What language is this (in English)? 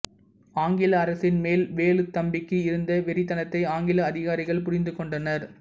Tamil